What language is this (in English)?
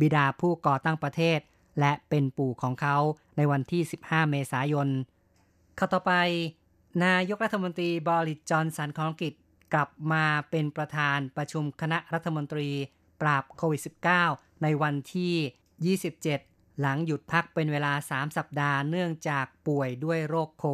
Thai